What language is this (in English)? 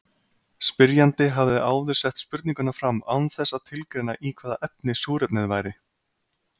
Icelandic